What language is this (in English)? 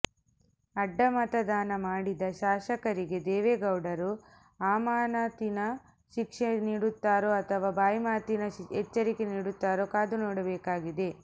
Kannada